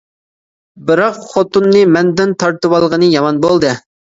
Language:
Uyghur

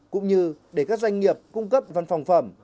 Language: Vietnamese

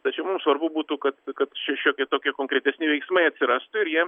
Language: Lithuanian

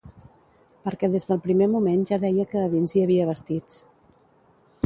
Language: Catalan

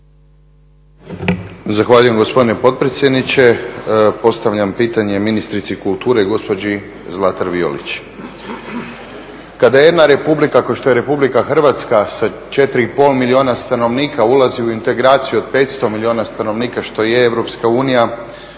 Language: Croatian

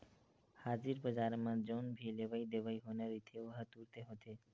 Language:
Chhattisgarhi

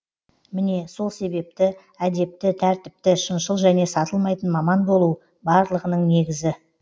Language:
Kazakh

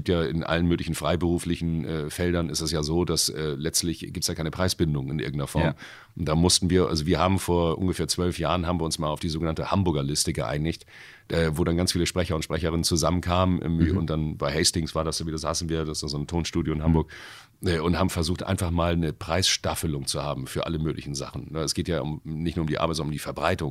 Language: German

